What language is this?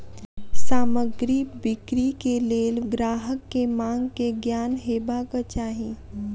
Maithili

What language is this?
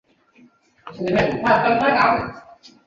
Chinese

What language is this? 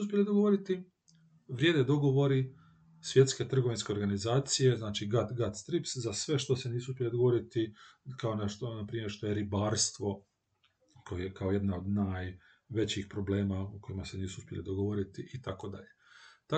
Croatian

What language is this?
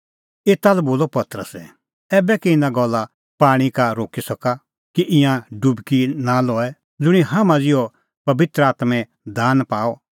Kullu Pahari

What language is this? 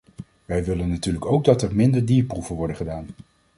Dutch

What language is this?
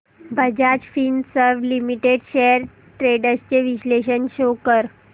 Marathi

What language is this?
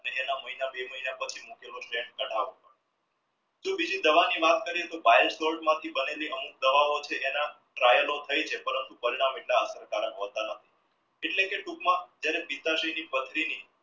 Gujarati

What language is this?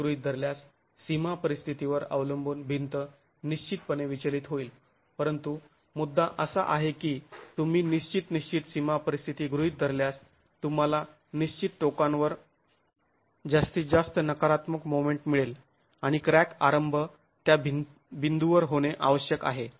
Marathi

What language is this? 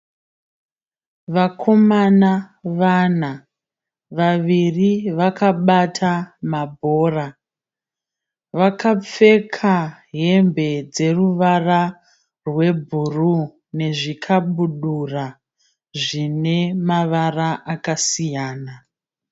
Shona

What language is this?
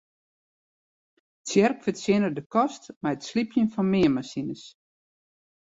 Western Frisian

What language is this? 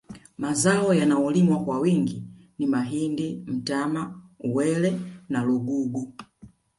Swahili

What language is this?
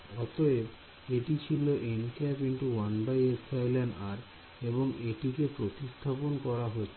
Bangla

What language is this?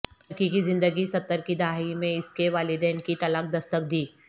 Urdu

